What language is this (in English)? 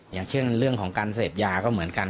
Thai